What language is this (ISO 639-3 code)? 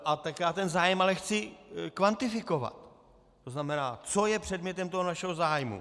ces